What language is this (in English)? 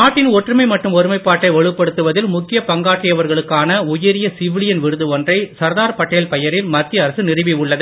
Tamil